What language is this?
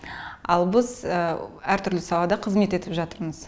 Kazakh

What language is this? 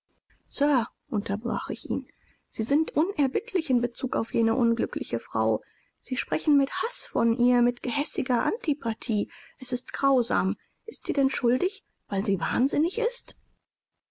German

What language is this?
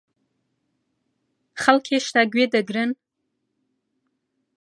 Central Kurdish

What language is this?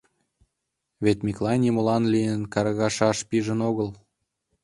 Mari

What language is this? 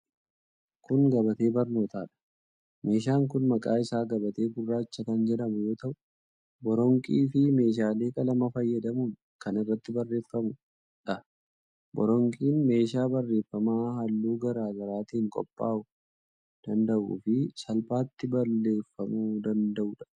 Oromo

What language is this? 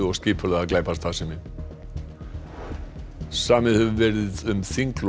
Icelandic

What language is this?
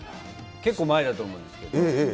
Japanese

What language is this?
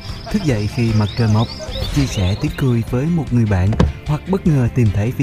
Vietnamese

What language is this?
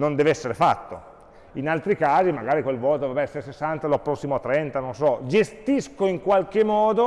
Italian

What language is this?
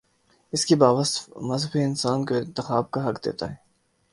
Urdu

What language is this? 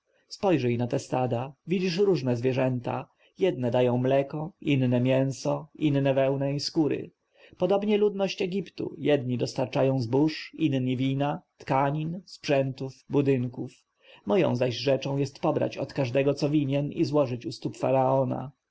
Polish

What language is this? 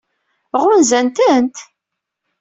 Kabyle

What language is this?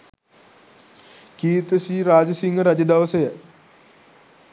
Sinhala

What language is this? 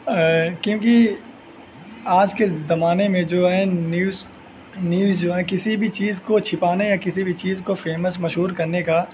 Urdu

